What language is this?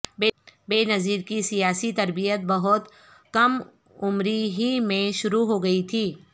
Urdu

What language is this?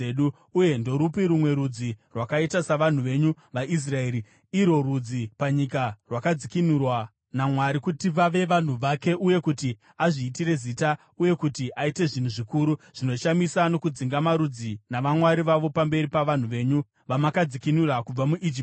Shona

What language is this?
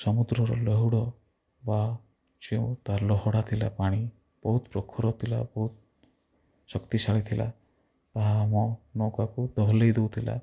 Odia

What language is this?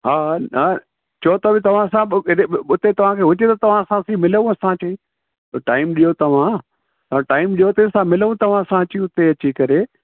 Sindhi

